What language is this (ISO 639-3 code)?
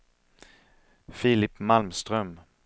swe